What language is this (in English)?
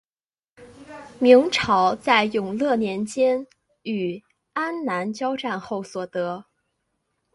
Chinese